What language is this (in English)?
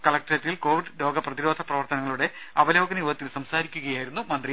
Malayalam